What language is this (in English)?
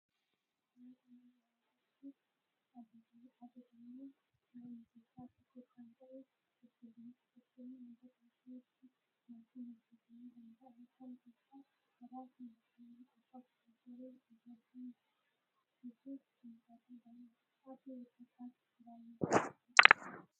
Oromo